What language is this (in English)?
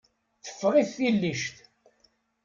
Kabyle